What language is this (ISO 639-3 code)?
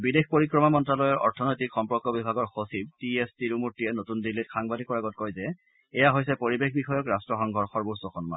asm